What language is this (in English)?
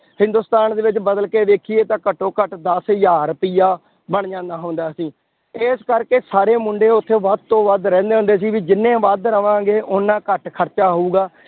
Punjabi